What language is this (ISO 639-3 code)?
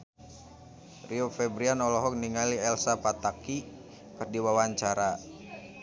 sun